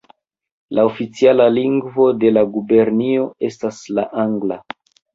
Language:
Esperanto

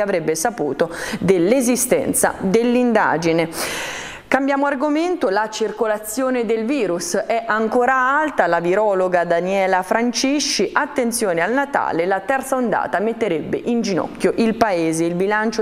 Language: Italian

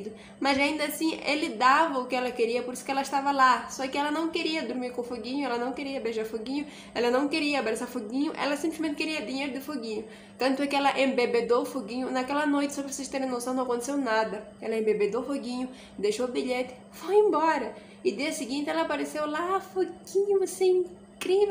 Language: Portuguese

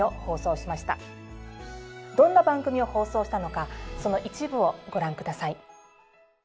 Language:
Japanese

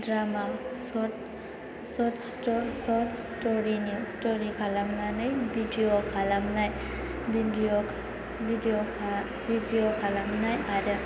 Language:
Bodo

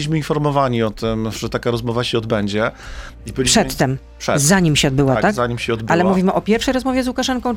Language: Polish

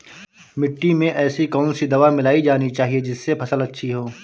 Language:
Hindi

